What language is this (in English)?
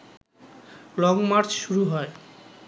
Bangla